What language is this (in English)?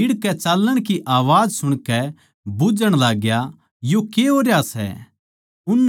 Haryanvi